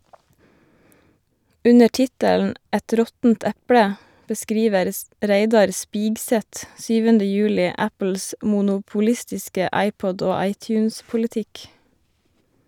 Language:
Norwegian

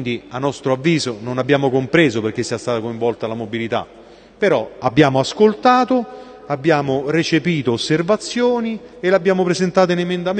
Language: Italian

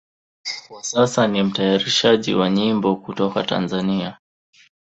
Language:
Swahili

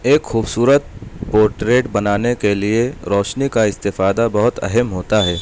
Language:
Urdu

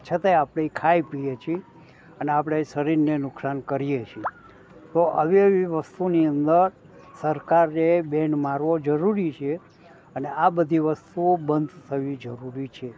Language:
Gujarati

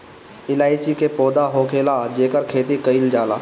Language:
Bhojpuri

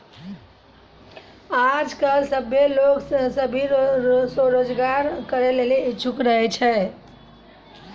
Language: Maithili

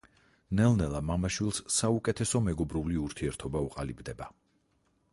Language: Georgian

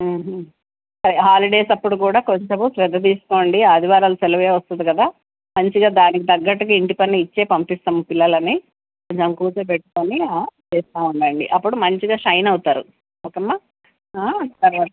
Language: Telugu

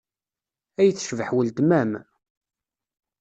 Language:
Kabyle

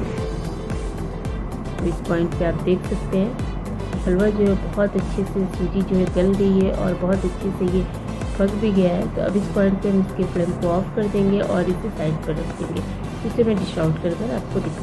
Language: Hindi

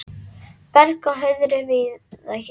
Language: Icelandic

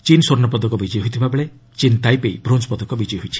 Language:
Odia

